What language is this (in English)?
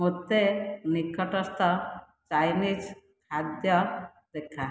Odia